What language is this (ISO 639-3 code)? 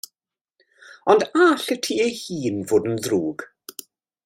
cym